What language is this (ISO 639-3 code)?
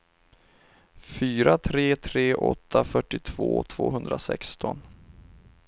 swe